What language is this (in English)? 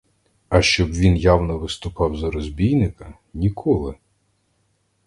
Ukrainian